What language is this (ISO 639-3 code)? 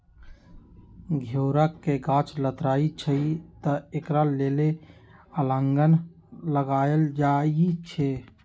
mag